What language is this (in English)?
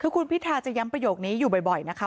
Thai